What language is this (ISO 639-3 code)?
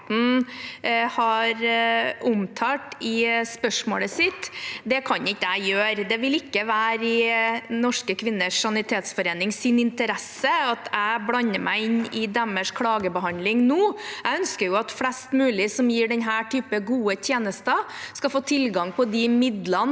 nor